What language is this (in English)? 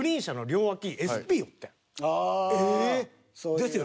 Japanese